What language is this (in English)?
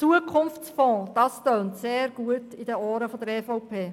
Swiss German